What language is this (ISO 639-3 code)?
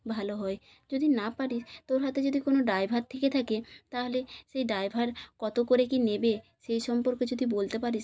ben